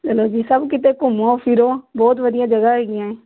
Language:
Punjabi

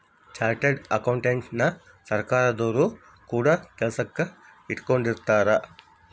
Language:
Kannada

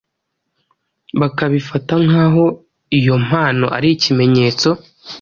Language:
Kinyarwanda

